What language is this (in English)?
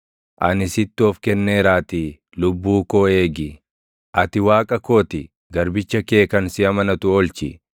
Oromo